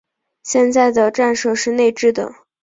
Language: Chinese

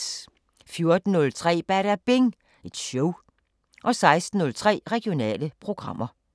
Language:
Danish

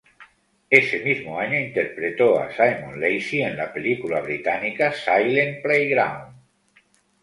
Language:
Spanish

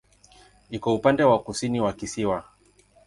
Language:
Swahili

